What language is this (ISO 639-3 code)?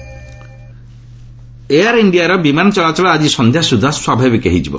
ori